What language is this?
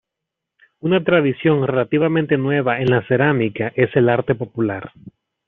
Spanish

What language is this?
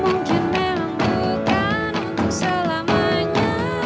Indonesian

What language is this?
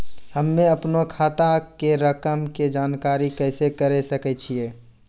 Maithili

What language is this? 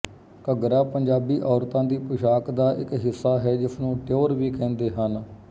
Punjabi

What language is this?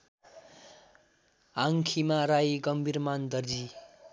Nepali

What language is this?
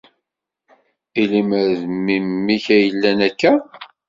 Kabyle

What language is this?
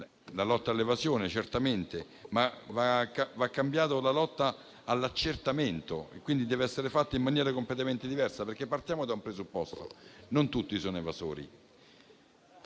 Italian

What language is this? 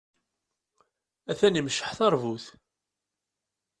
Kabyle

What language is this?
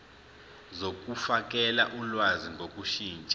Zulu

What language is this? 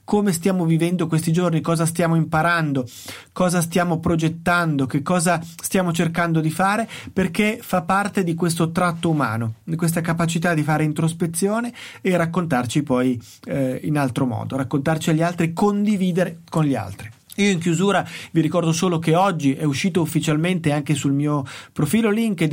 Italian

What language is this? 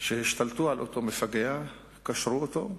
Hebrew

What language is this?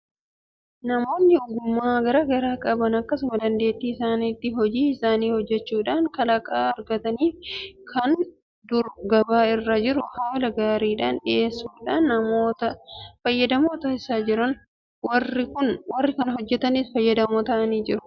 Oromo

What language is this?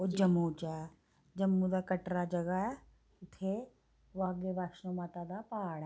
Dogri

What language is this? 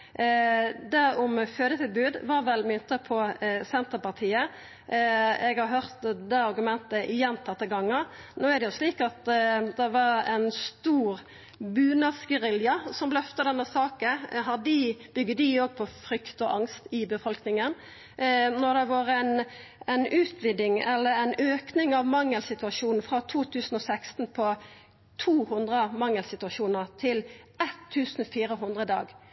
Norwegian Nynorsk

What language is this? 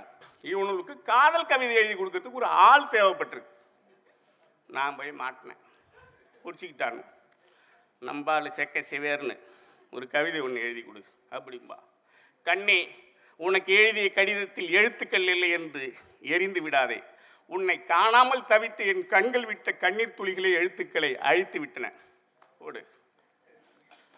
Tamil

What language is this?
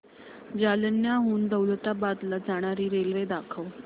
Marathi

